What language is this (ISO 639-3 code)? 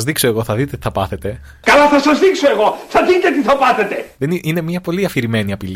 ell